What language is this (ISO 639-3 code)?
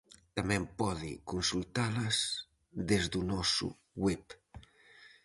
glg